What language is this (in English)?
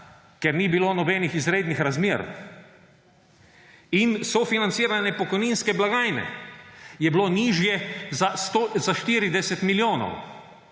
Slovenian